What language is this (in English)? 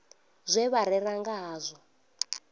Venda